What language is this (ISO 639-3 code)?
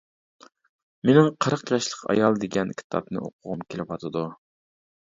uig